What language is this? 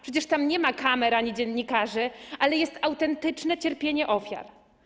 Polish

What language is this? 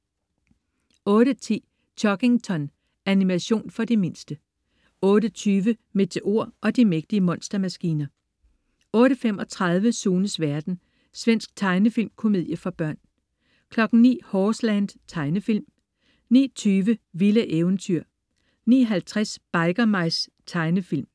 Danish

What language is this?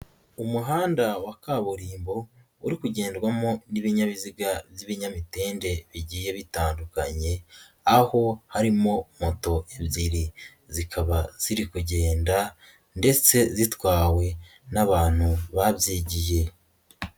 Kinyarwanda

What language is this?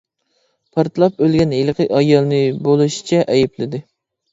Uyghur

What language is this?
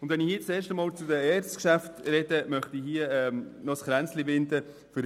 Swiss German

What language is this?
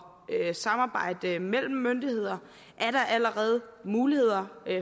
Danish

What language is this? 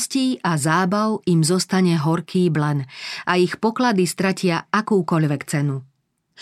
Slovak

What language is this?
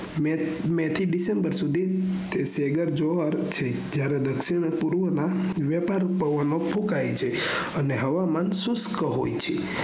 Gujarati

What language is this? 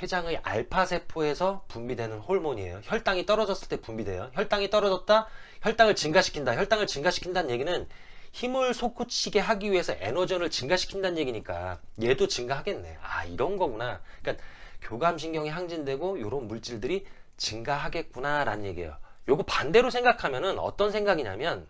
Korean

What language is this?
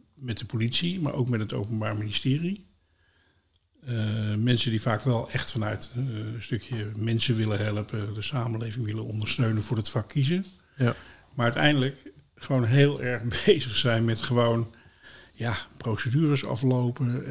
Dutch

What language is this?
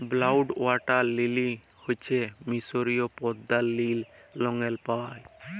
Bangla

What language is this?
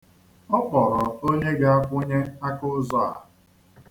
Igbo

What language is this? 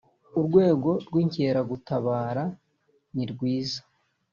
Kinyarwanda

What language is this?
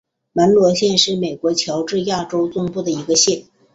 Chinese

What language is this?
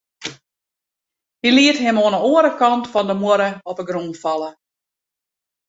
Western Frisian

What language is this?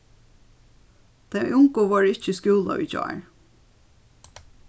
Faroese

